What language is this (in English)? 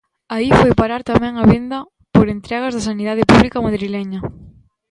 Galician